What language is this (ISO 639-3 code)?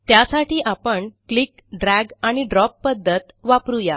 mar